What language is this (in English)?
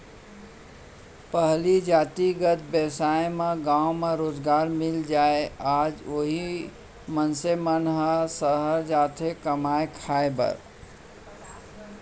Chhattisgarhi